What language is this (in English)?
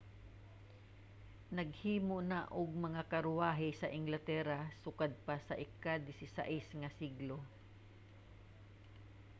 Cebuano